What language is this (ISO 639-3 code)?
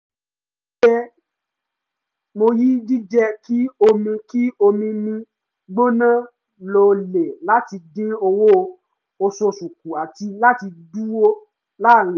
yor